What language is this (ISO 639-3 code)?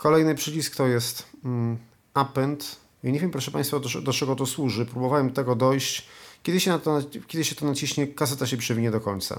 pol